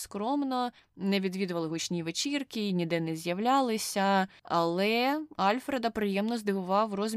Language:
Ukrainian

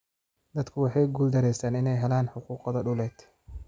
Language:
Somali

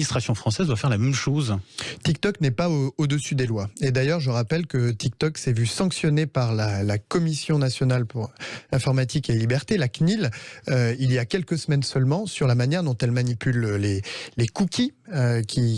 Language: French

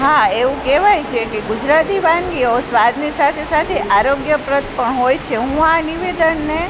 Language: Gujarati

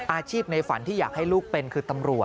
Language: Thai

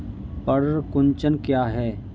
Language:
Hindi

